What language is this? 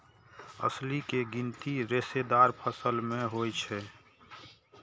Maithili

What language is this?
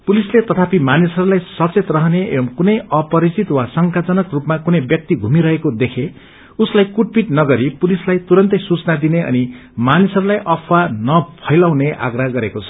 Nepali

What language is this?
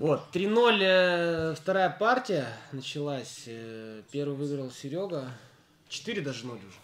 Russian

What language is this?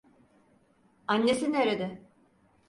Turkish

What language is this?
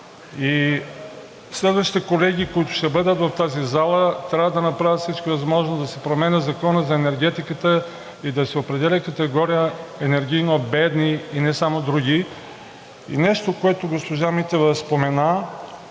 Bulgarian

